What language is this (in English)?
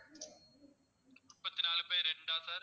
Tamil